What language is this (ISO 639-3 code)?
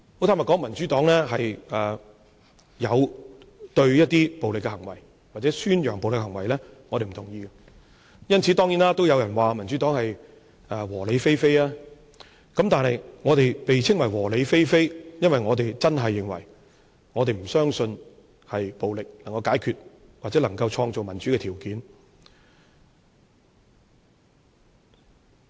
yue